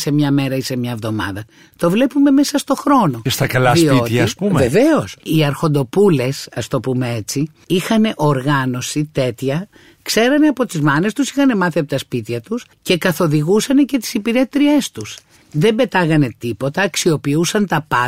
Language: Greek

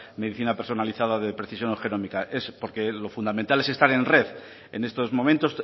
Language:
Spanish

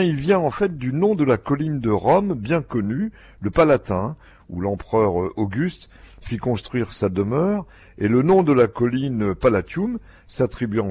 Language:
French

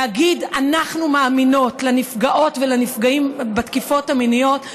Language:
Hebrew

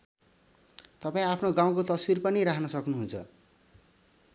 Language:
Nepali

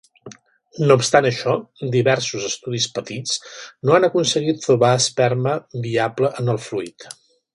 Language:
Catalan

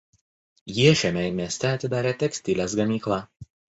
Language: Lithuanian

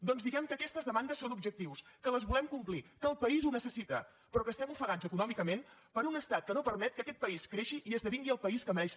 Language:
Catalan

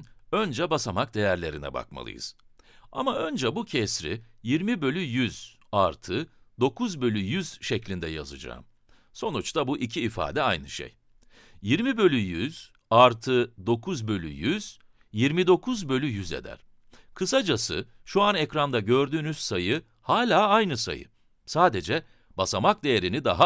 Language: Turkish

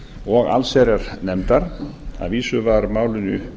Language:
Icelandic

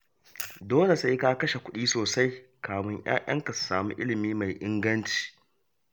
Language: Hausa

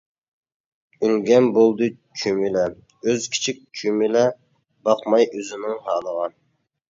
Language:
Uyghur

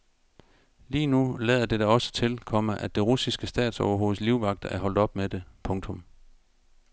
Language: Danish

